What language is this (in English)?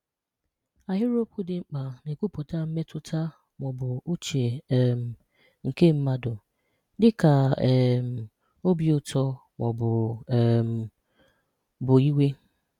Igbo